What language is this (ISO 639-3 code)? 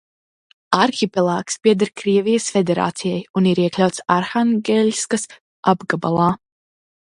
lav